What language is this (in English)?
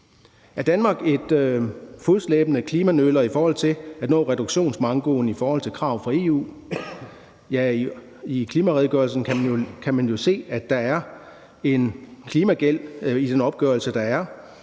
Danish